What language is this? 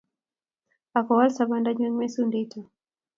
Kalenjin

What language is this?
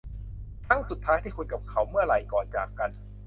Thai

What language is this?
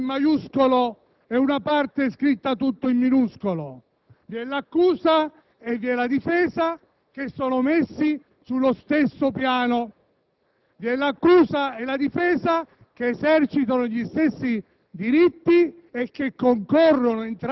Italian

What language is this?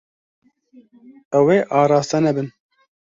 Kurdish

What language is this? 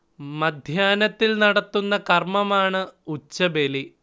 Malayalam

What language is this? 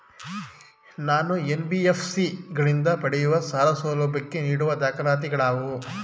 Kannada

